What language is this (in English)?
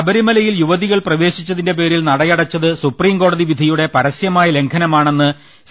Malayalam